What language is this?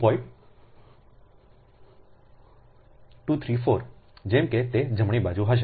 Gujarati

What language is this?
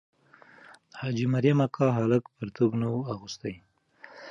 Pashto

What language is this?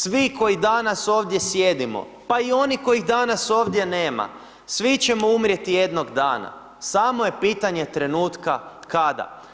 Croatian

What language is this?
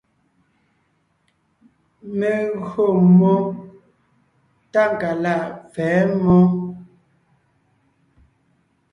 Ngiemboon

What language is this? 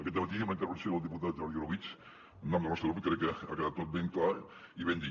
Catalan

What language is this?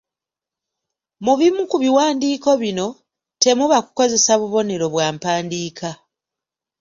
Ganda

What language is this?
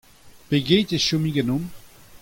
Breton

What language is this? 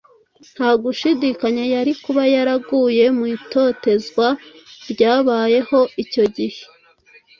Kinyarwanda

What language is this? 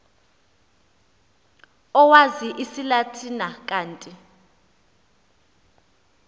Xhosa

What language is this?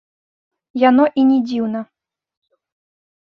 Belarusian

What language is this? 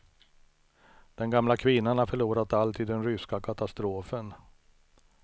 Swedish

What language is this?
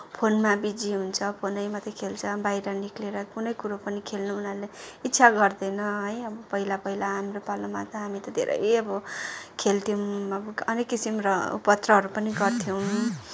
Nepali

